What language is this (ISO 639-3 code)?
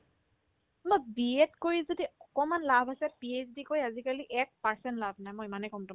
asm